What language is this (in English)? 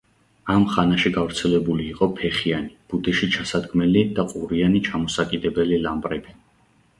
Georgian